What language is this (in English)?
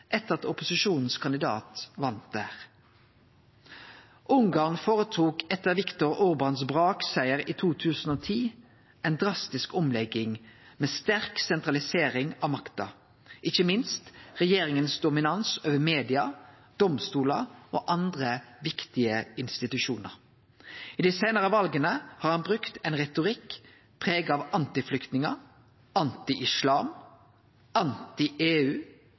Norwegian Nynorsk